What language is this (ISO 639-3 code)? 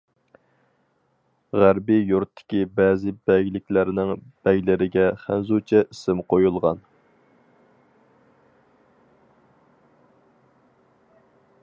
uig